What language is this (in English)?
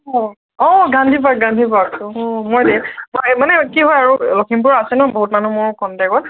Assamese